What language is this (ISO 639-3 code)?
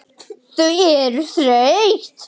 isl